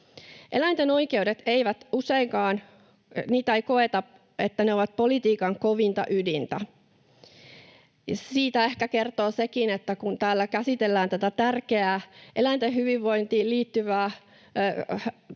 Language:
Finnish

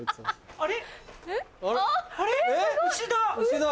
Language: Japanese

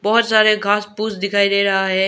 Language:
Hindi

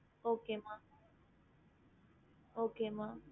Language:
Tamil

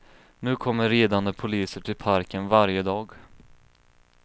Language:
Swedish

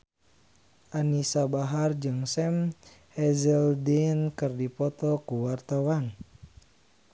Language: Sundanese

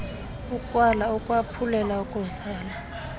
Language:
Xhosa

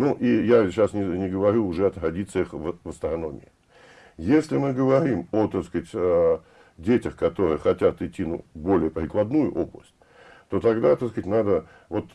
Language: Russian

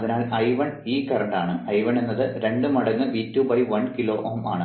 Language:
Malayalam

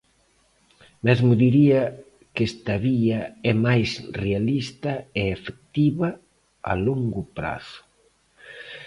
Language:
Galician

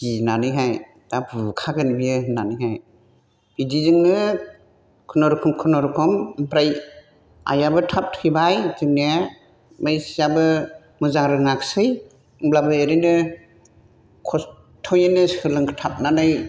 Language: Bodo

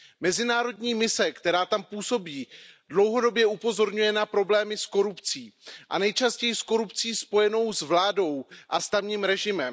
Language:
Czech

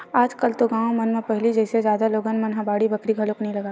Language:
Chhattisgarhi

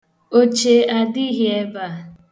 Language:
Igbo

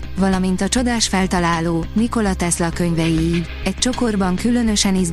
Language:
Hungarian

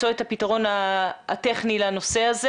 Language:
Hebrew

